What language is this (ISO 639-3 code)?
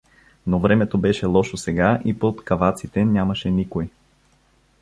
bul